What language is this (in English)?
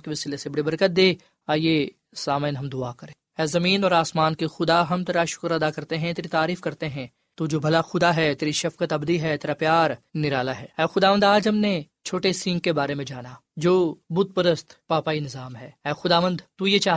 Urdu